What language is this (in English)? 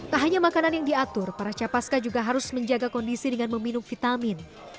Indonesian